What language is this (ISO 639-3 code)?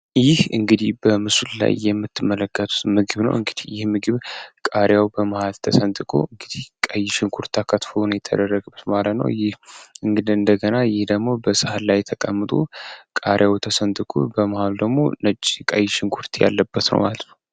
amh